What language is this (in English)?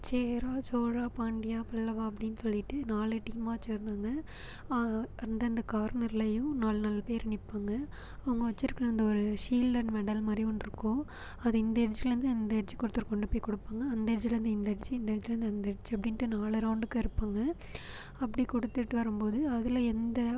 Tamil